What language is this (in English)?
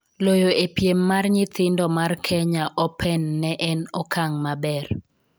Luo (Kenya and Tanzania)